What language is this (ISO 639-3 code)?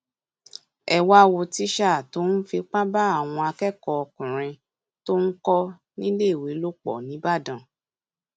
yor